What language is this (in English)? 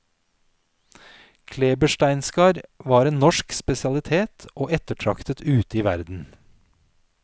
Norwegian